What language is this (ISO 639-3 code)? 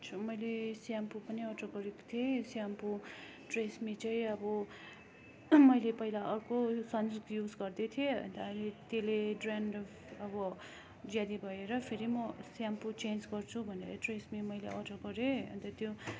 nep